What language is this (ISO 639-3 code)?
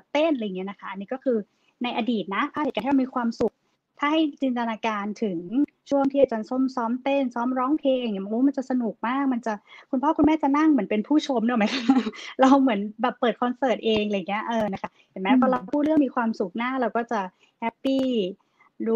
tha